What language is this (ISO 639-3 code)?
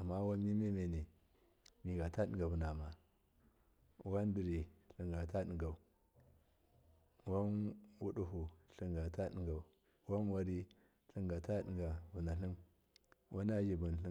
mkf